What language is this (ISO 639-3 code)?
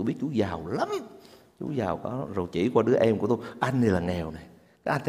vie